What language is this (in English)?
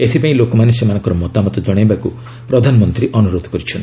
Odia